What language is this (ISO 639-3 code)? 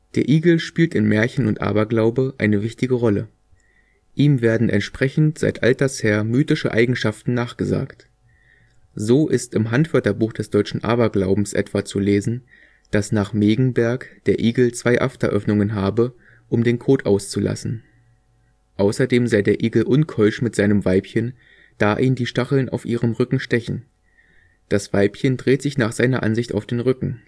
deu